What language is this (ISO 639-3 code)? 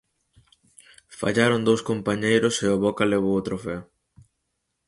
glg